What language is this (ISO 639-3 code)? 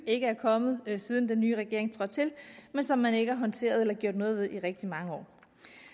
dan